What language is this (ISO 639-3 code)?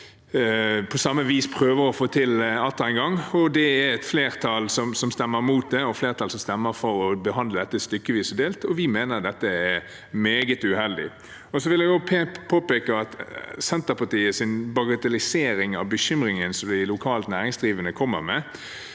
nor